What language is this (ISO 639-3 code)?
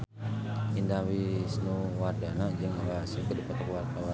sun